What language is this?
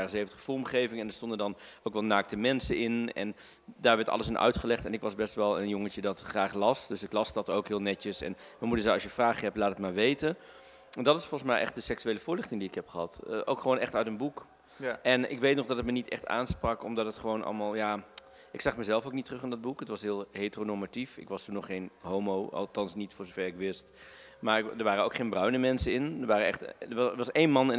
Dutch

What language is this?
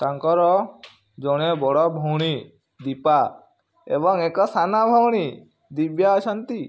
Odia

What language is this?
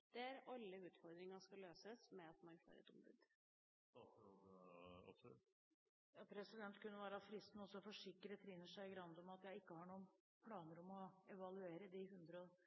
Norwegian Bokmål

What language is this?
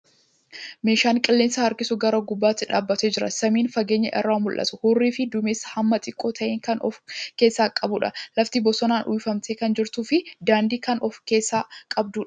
Oromo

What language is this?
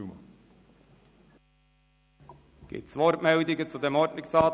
Swiss German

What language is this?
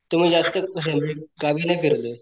Marathi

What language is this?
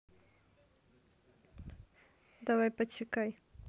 Russian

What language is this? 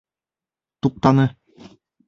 Bashkir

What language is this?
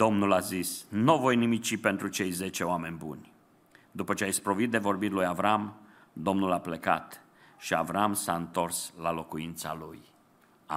Romanian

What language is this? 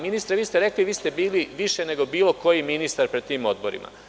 Serbian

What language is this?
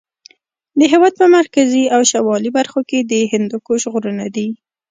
Pashto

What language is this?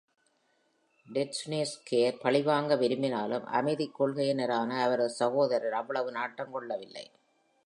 Tamil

